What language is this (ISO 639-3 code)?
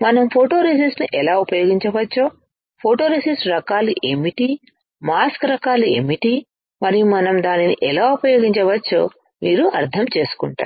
tel